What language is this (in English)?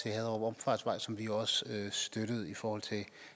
Danish